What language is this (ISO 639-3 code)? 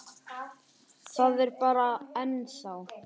isl